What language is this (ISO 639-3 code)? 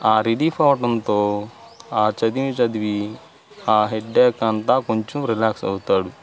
tel